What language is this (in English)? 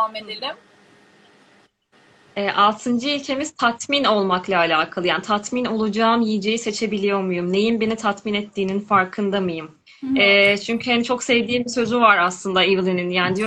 Turkish